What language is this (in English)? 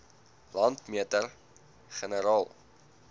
Afrikaans